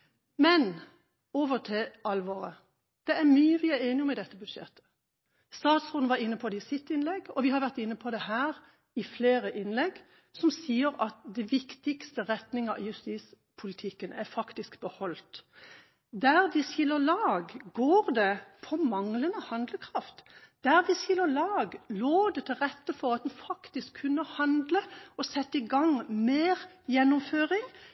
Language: Norwegian Bokmål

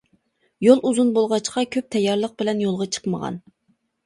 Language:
Uyghur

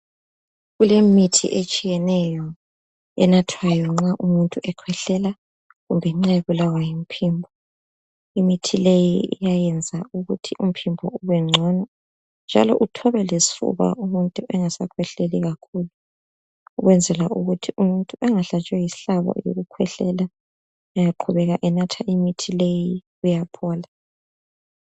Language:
North Ndebele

